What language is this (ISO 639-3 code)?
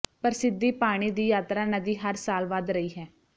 pan